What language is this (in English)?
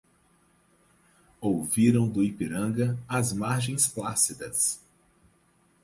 Portuguese